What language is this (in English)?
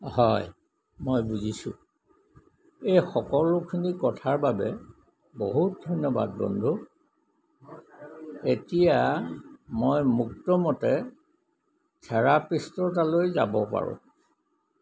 Assamese